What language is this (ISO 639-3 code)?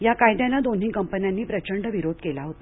mar